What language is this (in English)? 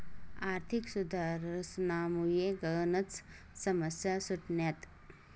Marathi